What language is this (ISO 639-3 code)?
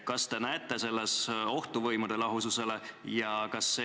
est